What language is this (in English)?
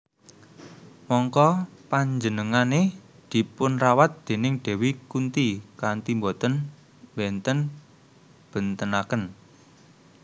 Javanese